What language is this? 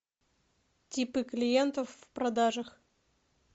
Russian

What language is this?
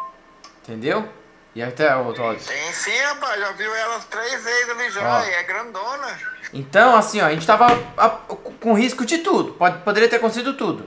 Portuguese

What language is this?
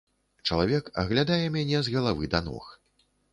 Belarusian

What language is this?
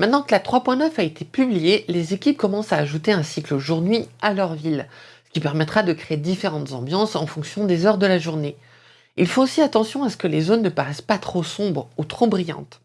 French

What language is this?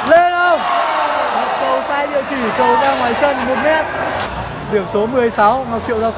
Vietnamese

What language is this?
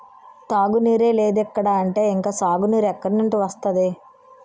Telugu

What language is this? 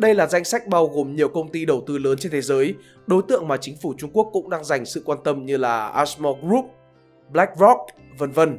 Vietnamese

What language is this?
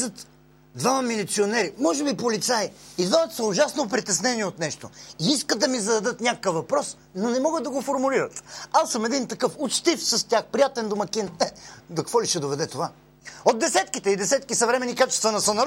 Bulgarian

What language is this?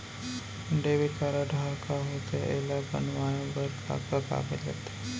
Chhattisgarhi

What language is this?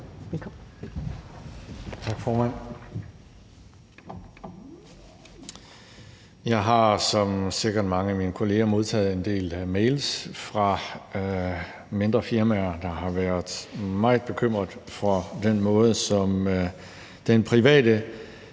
Danish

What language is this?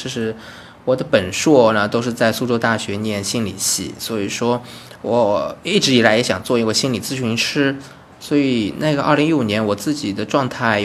Chinese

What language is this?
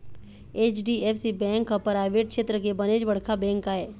Chhattisgarhi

